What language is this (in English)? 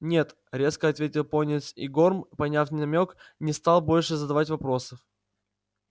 Russian